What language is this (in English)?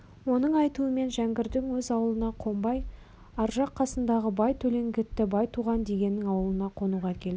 Kazakh